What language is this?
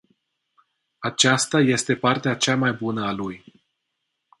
Romanian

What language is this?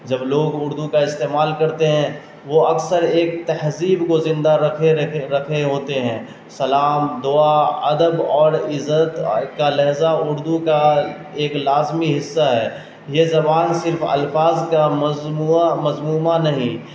Urdu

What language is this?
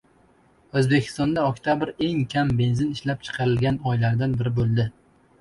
Uzbek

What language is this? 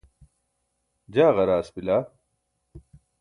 Burushaski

